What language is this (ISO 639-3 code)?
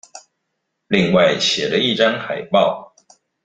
zho